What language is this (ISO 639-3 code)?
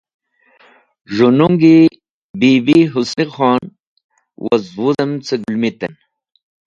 wbl